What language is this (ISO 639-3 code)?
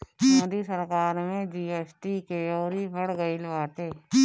bho